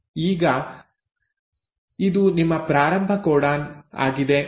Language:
Kannada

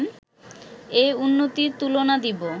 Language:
Bangla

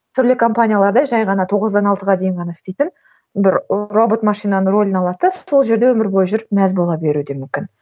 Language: Kazakh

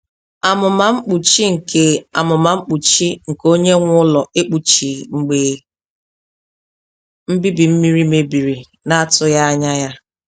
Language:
Igbo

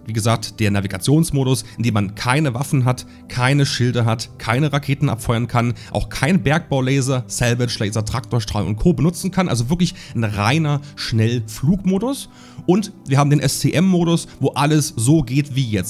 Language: German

